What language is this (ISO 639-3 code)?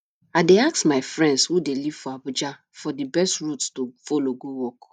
pcm